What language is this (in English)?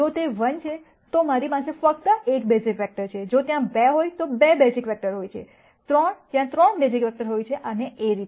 Gujarati